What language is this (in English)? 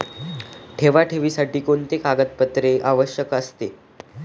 Marathi